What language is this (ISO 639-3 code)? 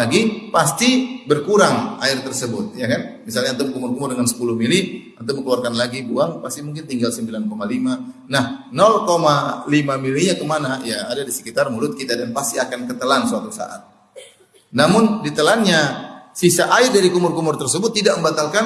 ind